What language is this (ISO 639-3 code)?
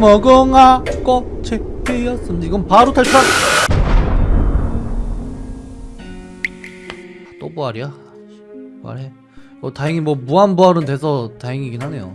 kor